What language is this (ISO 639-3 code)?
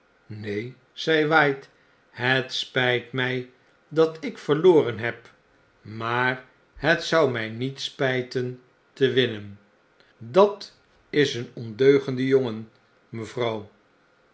nld